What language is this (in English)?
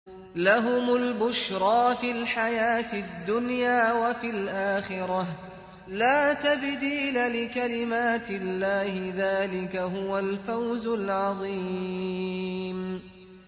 Arabic